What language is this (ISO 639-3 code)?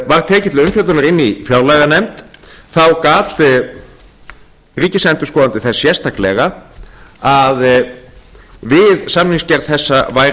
isl